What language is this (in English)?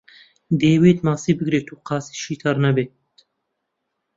Central Kurdish